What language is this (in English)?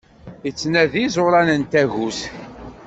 Kabyle